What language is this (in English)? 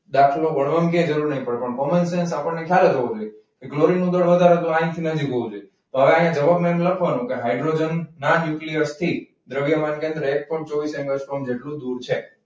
Gujarati